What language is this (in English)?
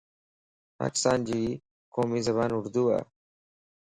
Lasi